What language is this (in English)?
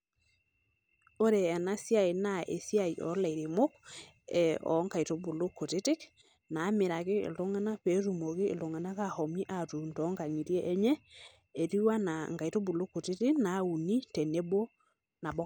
Masai